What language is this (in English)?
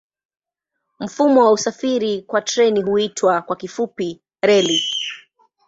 Swahili